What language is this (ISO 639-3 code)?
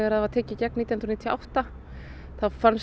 isl